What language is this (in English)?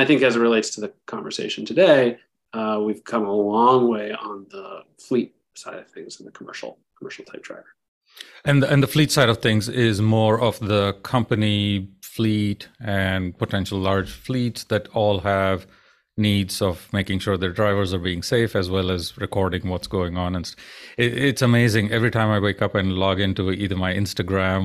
English